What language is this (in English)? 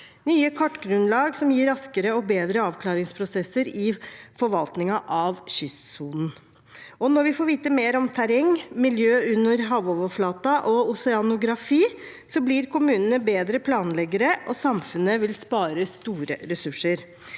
Norwegian